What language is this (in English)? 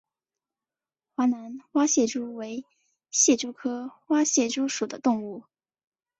Chinese